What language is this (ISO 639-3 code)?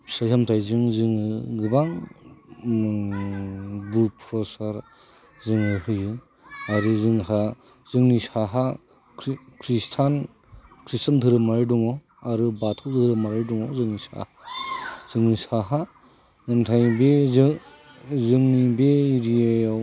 brx